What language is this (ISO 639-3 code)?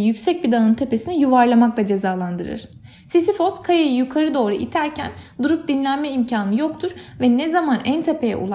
tur